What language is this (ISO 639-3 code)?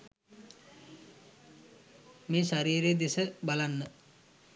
sin